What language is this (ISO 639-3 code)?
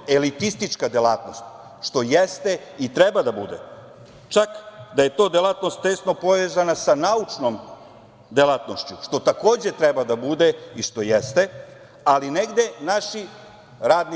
srp